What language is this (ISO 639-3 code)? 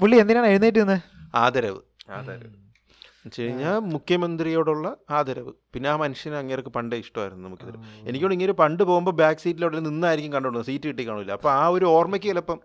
mal